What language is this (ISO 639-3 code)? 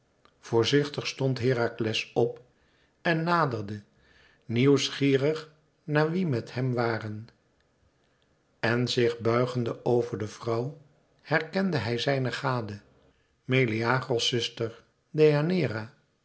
nld